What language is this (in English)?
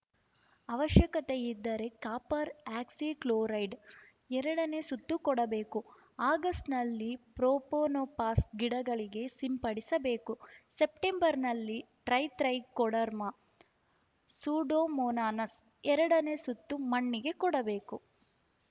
Kannada